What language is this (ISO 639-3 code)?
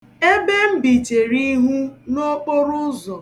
ibo